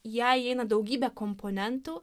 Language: Lithuanian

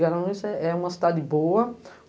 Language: Portuguese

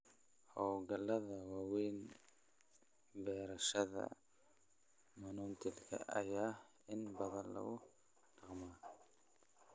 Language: Somali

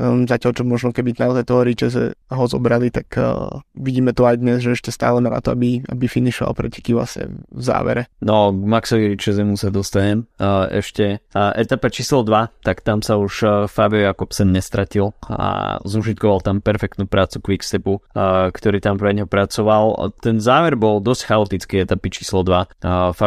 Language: Slovak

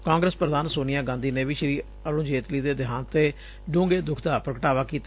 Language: Punjabi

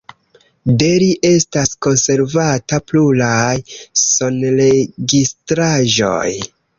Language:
Esperanto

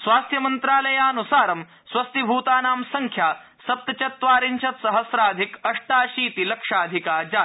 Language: Sanskrit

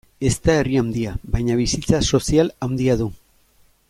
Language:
Basque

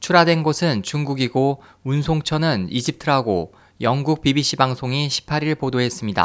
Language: Korean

